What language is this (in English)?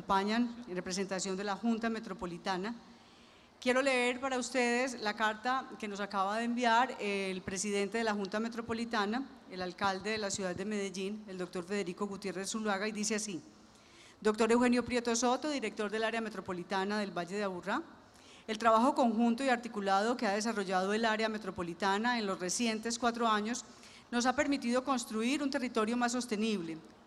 Spanish